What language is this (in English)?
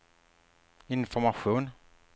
Swedish